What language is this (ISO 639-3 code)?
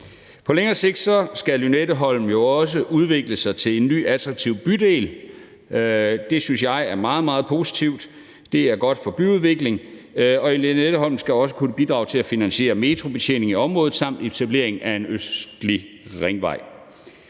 dan